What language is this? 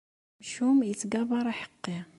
Kabyle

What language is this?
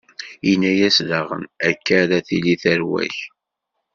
Kabyle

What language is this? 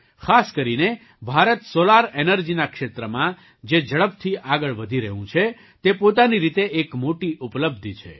Gujarati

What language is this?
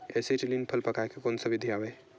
Chhattisgarhi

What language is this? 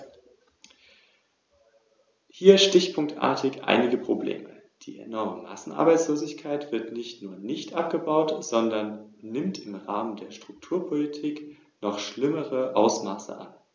German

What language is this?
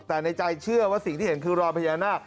Thai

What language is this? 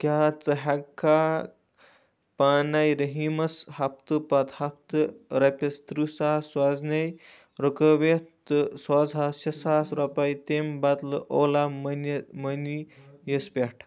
Kashmiri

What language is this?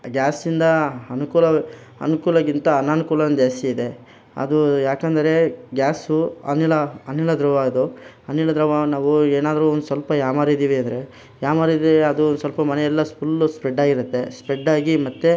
Kannada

